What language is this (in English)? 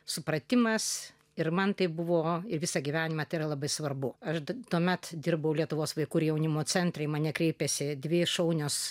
Lithuanian